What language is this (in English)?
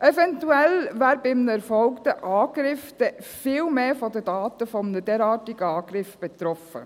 Swiss German